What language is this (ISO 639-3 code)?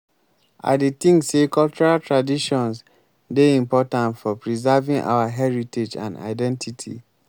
pcm